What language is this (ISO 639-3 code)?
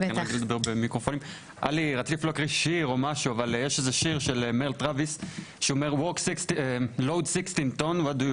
heb